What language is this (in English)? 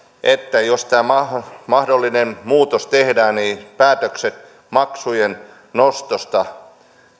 Finnish